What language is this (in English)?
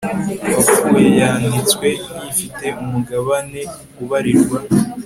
Kinyarwanda